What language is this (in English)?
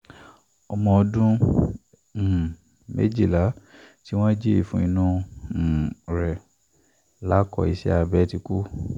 Yoruba